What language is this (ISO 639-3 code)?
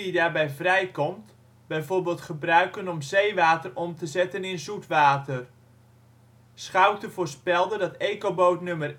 nld